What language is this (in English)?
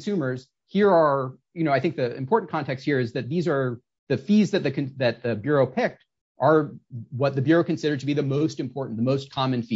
English